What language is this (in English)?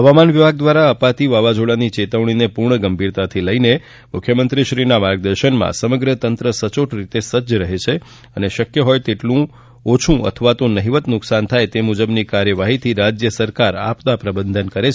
Gujarati